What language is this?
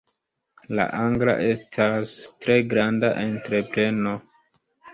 Esperanto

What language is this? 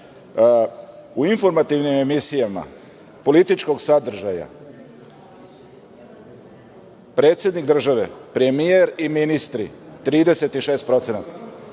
Serbian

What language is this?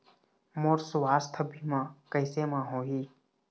Chhattisgarhi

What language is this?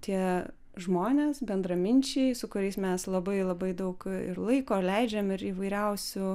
Lithuanian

